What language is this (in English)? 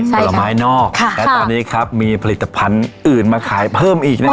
Thai